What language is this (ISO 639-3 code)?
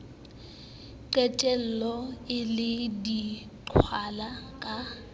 sot